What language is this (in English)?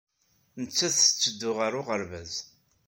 Kabyle